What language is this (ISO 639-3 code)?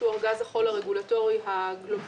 heb